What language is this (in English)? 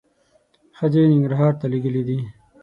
Pashto